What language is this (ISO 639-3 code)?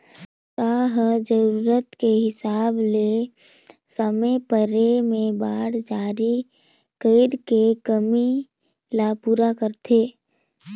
hne